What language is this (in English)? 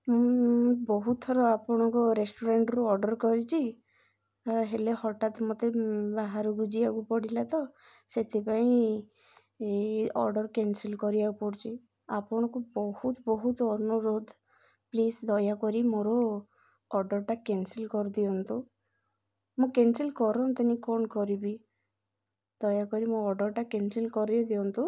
Odia